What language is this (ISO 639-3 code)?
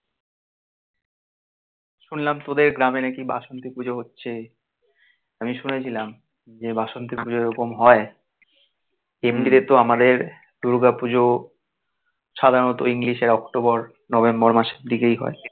ben